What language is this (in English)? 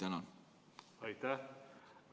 Estonian